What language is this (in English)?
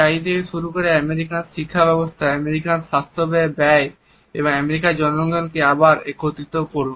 Bangla